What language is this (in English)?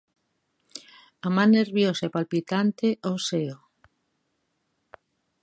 Galician